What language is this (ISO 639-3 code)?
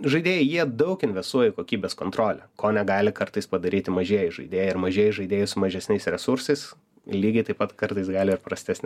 lit